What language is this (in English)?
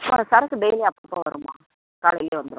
Tamil